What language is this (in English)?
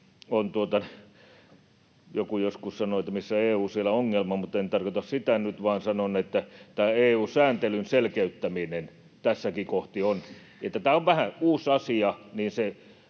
Finnish